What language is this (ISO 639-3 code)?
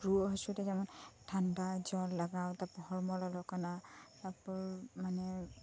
sat